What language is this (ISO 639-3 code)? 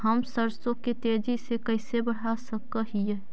mag